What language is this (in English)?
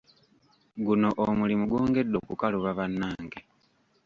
Ganda